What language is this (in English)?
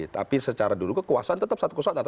Indonesian